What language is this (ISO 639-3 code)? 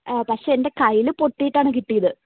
mal